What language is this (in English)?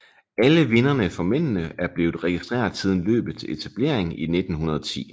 Danish